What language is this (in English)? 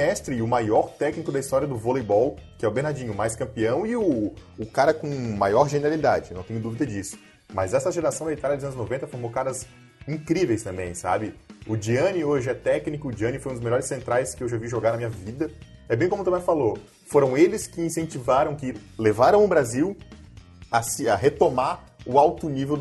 Portuguese